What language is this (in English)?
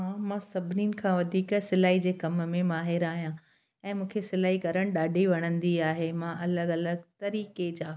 Sindhi